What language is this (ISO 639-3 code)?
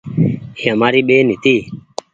gig